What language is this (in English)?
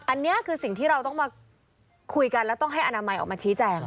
Thai